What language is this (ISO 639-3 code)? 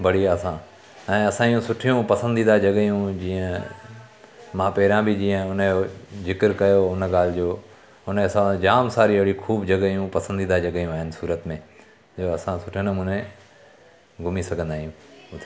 snd